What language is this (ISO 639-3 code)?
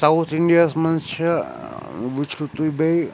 kas